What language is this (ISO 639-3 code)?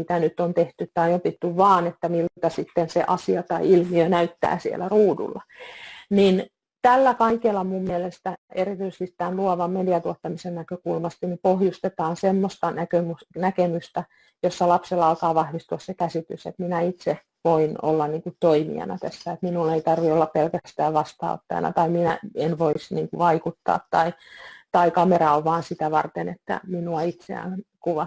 fin